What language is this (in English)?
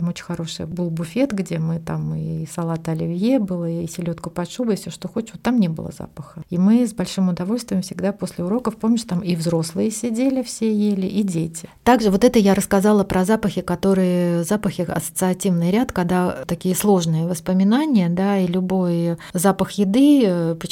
Russian